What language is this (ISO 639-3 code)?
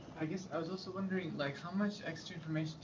eng